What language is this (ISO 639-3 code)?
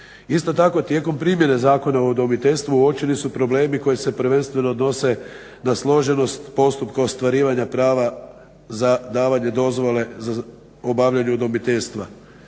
hrv